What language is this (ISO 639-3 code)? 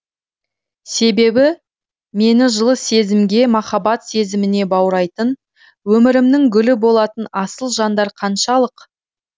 kaz